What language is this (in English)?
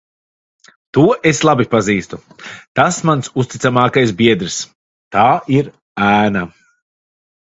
Latvian